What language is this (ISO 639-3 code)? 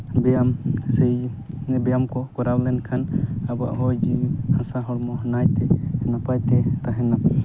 sat